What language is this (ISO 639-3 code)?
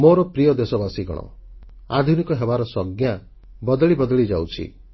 ori